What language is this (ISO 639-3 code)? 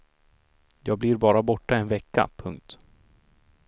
swe